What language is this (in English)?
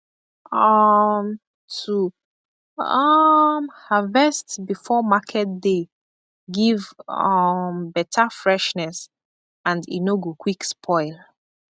Nigerian Pidgin